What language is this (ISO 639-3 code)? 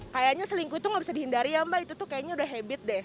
ind